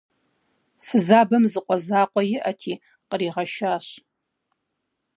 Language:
Kabardian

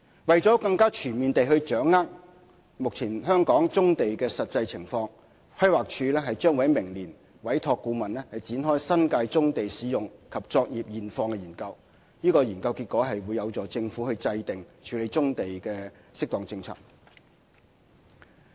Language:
Cantonese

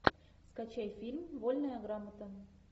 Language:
Russian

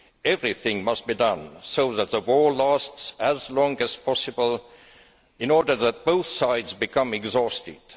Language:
English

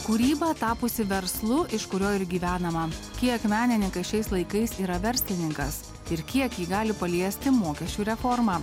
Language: Lithuanian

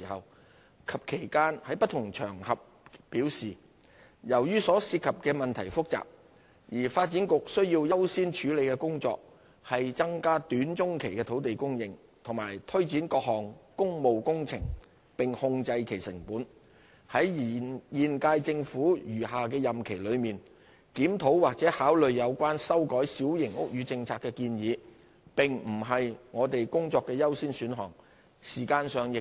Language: Cantonese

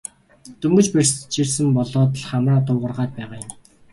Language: Mongolian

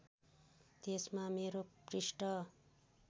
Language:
Nepali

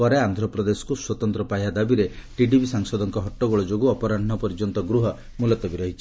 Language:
Odia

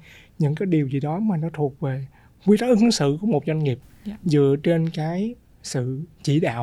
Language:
Vietnamese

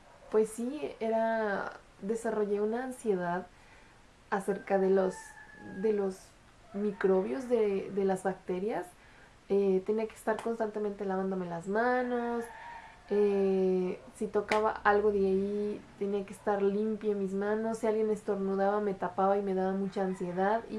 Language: Spanish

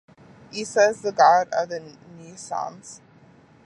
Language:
English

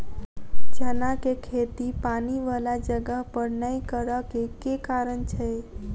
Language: Maithili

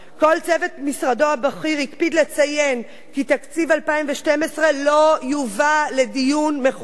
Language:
Hebrew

